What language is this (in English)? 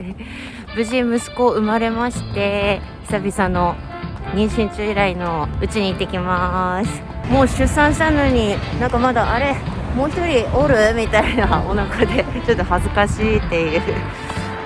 Japanese